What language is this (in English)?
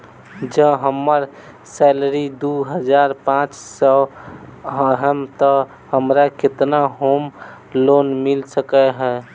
Maithili